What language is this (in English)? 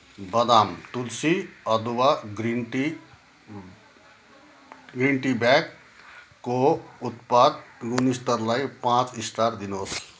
Nepali